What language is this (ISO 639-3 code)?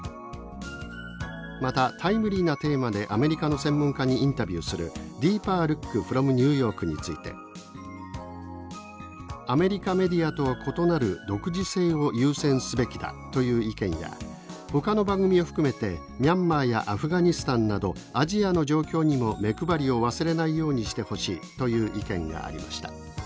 jpn